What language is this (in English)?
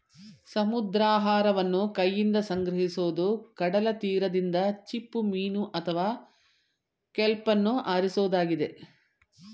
Kannada